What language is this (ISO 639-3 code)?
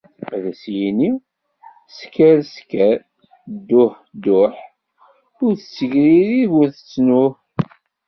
kab